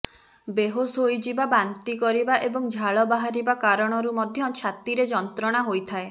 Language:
Odia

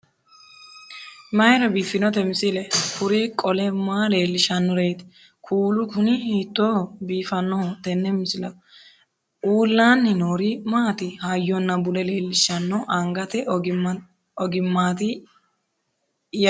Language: Sidamo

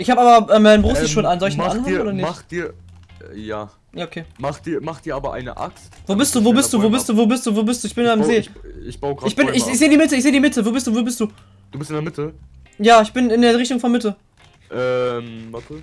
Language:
German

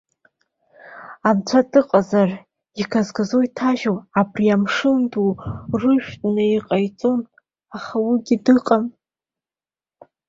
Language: Abkhazian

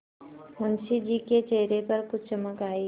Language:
Hindi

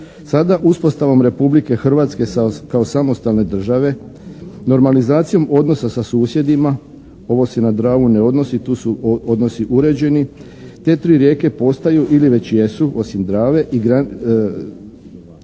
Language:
Croatian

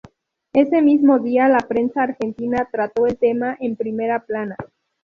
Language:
Spanish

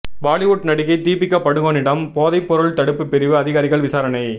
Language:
Tamil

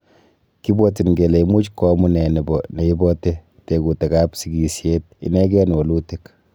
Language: Kalenjin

